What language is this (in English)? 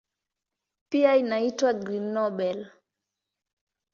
Swahili